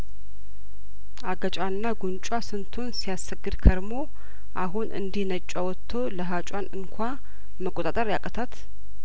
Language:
Amharic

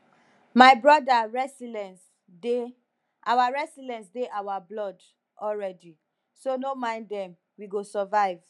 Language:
Nigerian Pidgin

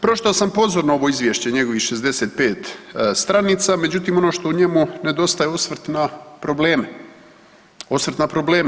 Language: Croatian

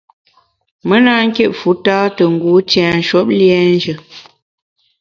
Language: Bamun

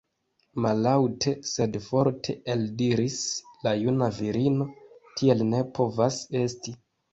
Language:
Esperanto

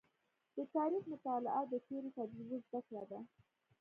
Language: Pashto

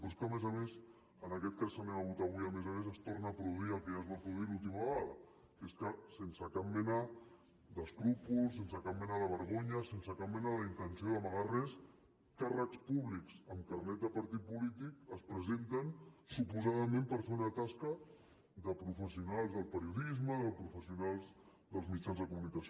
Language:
Catalan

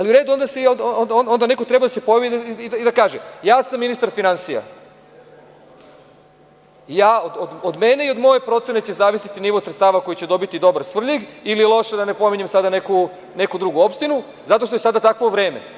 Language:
Serbian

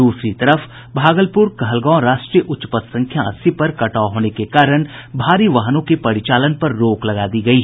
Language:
Hindi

